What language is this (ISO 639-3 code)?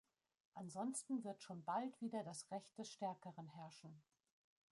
deu